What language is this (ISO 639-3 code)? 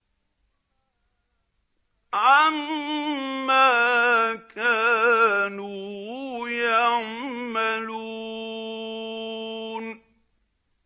ara